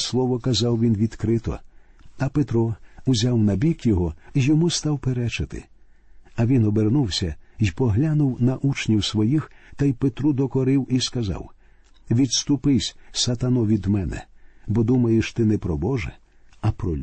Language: Ukrainian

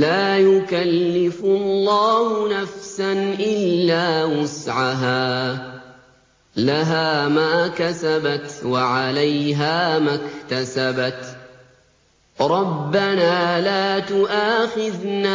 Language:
Arabic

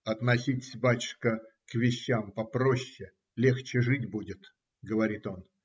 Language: Russian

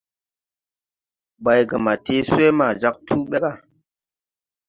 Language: Tupuri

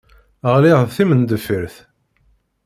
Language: Kabyle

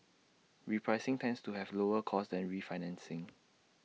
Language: English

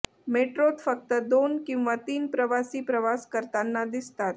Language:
Marathi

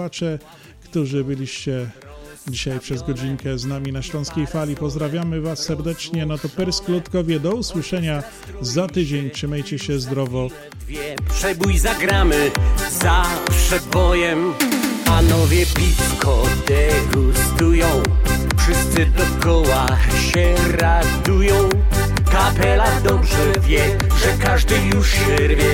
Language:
Polish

